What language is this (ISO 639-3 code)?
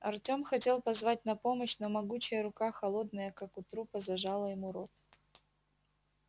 rus